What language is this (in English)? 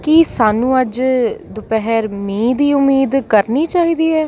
Punjabi